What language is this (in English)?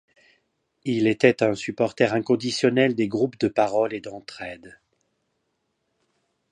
French